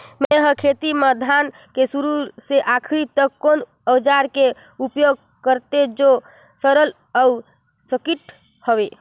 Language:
Chhattisgarhi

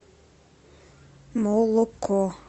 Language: Russian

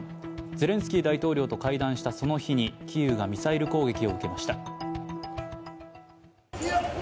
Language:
Japanese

